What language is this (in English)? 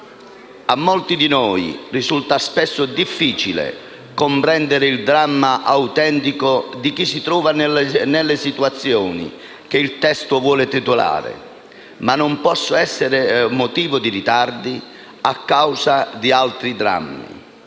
Italian